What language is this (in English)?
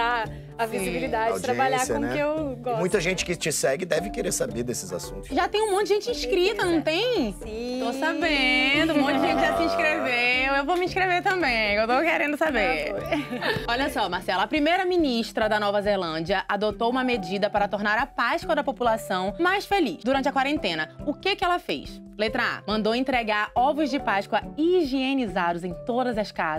Portuguese